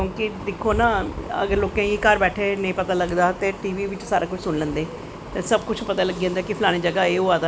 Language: Dogri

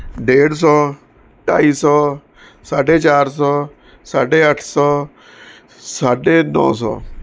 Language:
Punjabi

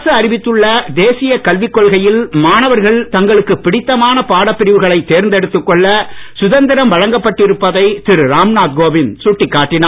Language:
Tamil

